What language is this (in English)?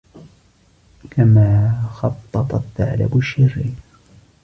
Arabic